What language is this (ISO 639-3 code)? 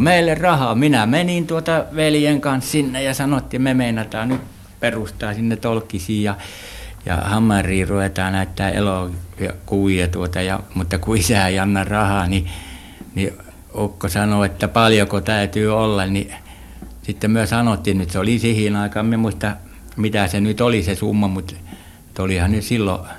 fin